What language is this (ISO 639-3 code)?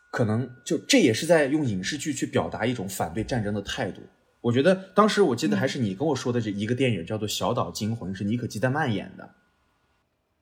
zho